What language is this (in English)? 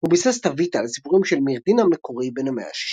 Hebrew